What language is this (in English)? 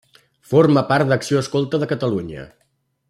Catalan